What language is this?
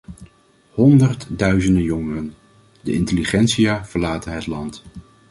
Dutch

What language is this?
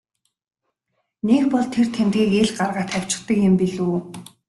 Mongolian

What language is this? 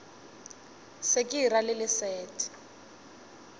Northern Sotho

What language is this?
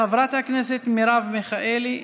Hebrew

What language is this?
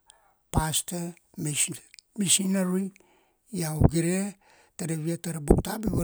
Kuanua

